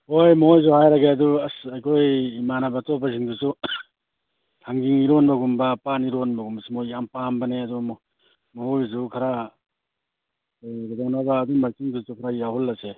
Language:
Manipuri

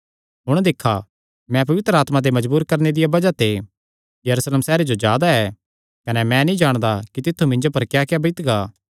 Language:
Kangri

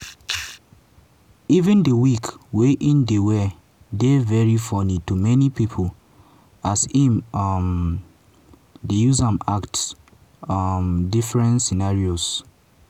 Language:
Nigerian Pidgin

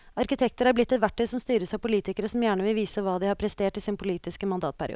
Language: Norwegian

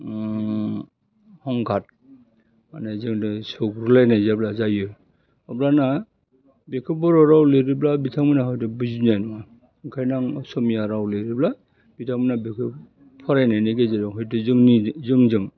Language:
Bodo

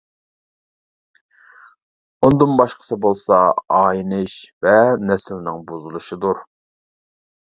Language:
Uyghur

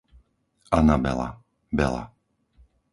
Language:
Slovak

